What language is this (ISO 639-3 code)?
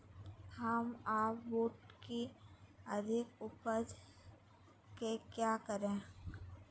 mag